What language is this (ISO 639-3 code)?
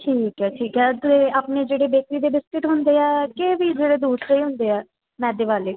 pan